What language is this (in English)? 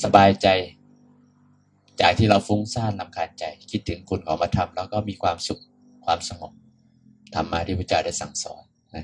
Thai